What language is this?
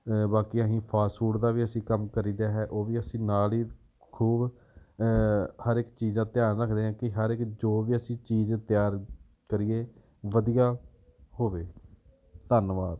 Punjabi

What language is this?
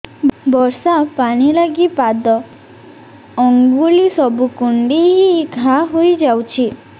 Odia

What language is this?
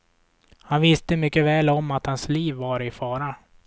Swedish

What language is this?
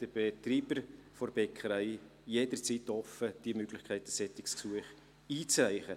Swiss German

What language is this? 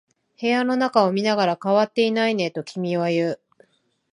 Japanese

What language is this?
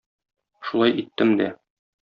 Tatar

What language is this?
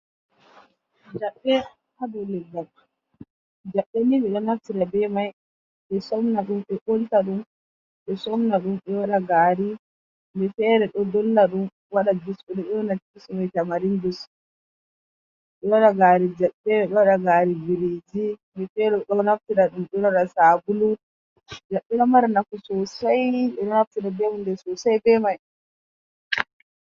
Fula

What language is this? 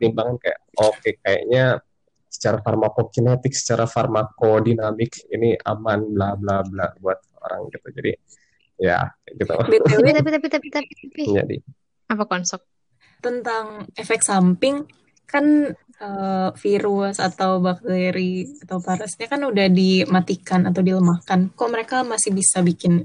Indonesian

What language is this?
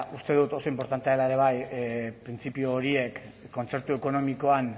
Basque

